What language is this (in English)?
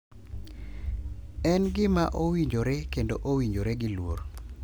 Luo (Kenya and Tanzania)